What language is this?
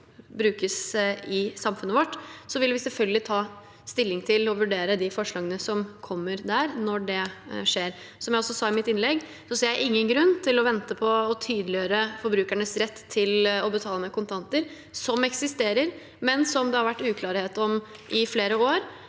Norwegian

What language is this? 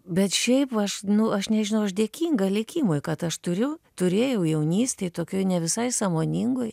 Lithuanian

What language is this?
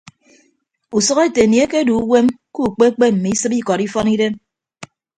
Ibibio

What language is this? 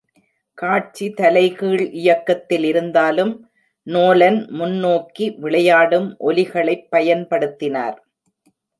Tamil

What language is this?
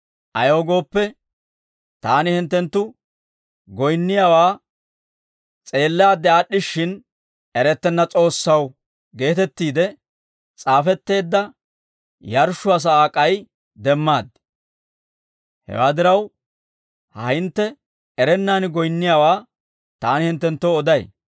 Dawro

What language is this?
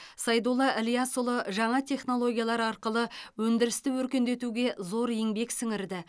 Kazakh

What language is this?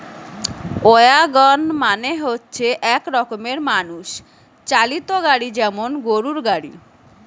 Bangla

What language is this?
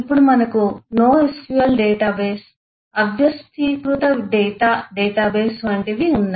Telugu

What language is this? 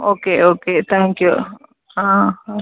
Tamil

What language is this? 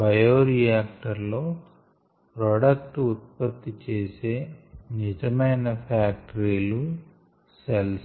Telugu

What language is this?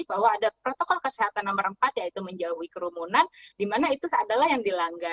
Indonesian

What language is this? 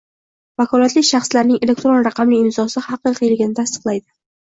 Uzbek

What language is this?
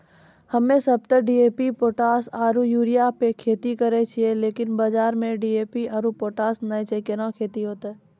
Maithili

